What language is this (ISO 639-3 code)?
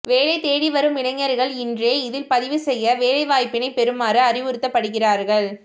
tam